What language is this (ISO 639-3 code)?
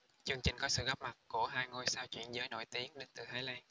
vie